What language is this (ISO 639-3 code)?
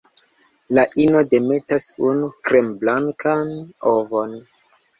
epo